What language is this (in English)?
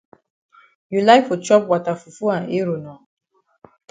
Cameroon Pidgin